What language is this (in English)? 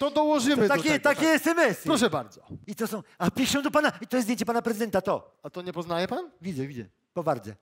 Polish